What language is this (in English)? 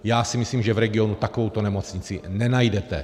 Czech